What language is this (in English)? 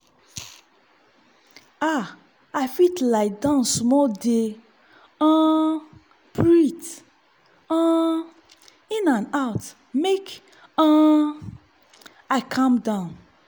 Nigerian Pidgin